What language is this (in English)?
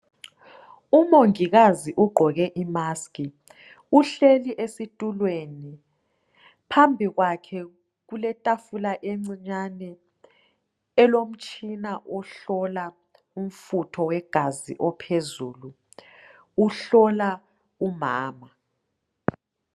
North Ndebele